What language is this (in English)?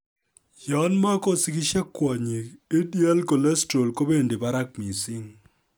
Kalenjin